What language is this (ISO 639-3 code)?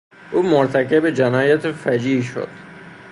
fas